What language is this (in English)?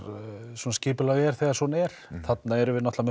Icelandic